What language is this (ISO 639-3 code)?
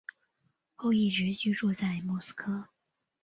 zho